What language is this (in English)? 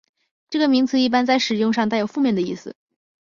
Chinese